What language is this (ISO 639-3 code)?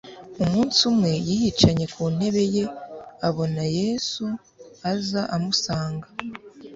kin